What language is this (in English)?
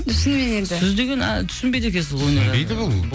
Kazakh